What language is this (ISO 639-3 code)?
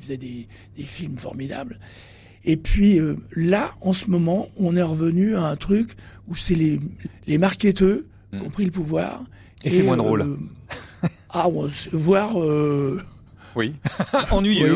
fra